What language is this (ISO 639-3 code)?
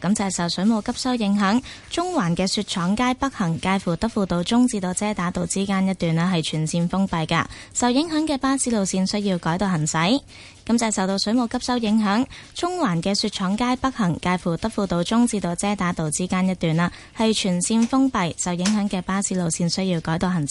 zho